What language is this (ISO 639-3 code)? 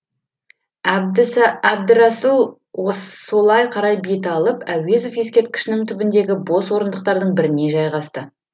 kaz